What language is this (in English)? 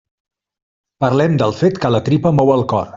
Catalan